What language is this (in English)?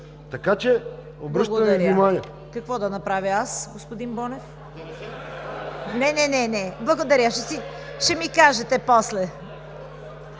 Bulgarian